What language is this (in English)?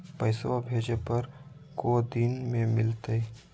Magahi